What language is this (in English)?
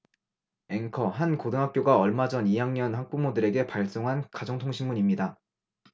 Korean